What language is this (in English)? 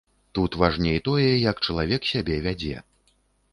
Belarusian